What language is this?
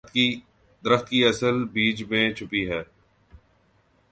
Urdu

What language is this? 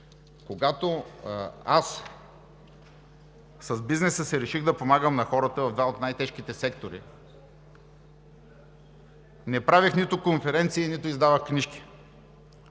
Bulgarian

